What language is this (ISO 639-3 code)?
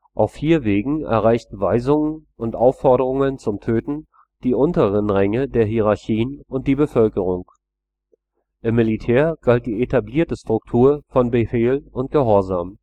deu